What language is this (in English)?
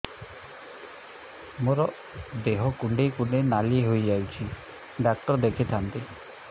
Odia